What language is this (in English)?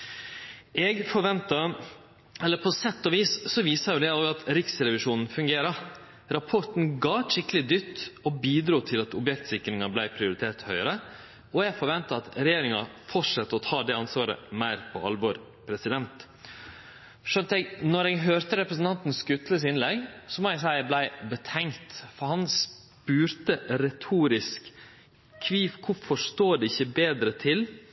Norwegian Nynorsk